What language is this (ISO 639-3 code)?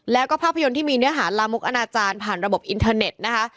tha